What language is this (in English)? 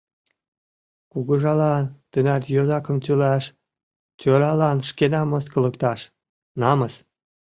Mari